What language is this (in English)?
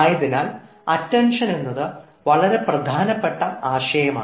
Malayalam